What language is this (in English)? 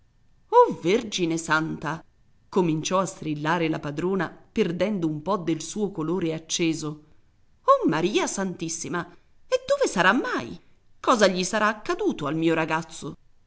Italian